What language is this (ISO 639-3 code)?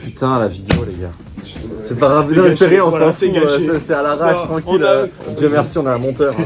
fra